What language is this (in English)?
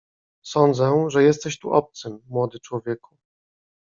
Polish